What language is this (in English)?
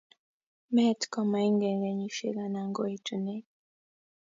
Kalenjin